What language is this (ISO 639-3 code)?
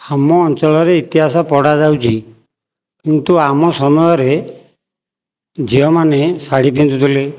ori